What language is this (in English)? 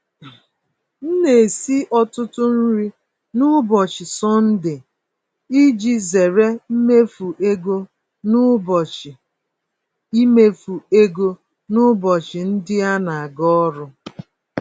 Igbo